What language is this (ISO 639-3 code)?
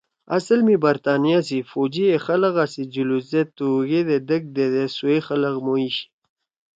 trw